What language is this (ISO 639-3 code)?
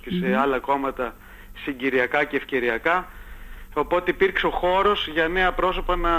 ell